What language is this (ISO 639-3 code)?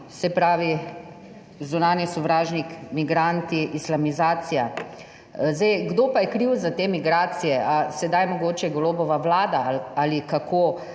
slv